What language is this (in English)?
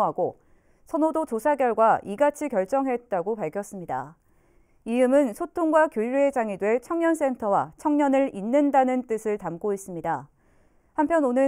Korean